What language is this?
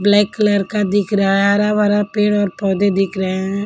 Hindi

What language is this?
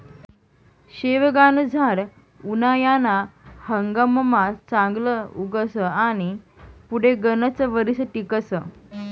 Marathi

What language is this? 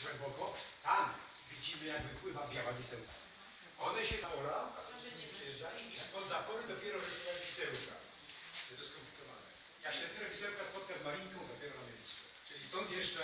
Polish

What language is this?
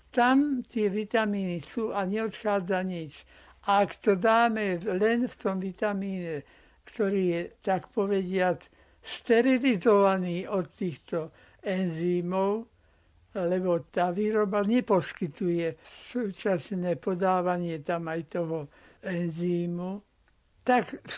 Slovak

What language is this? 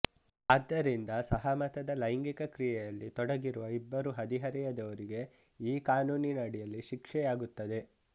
Kannada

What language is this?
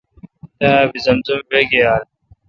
Kalkoti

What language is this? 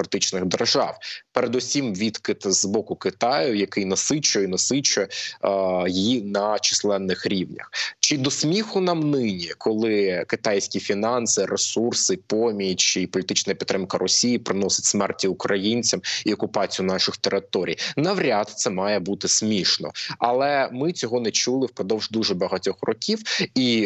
Ukrainian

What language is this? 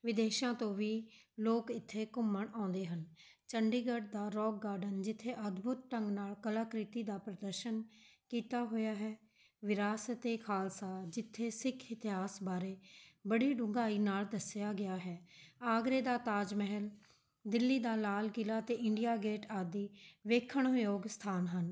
Punjabi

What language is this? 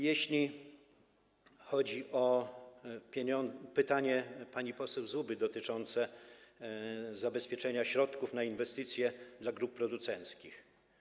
Polish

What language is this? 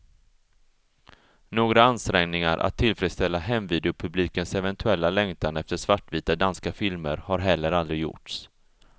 Swedish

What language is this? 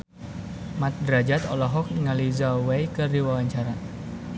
Sundanese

